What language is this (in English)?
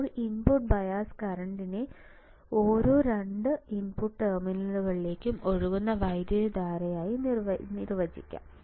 Malayalam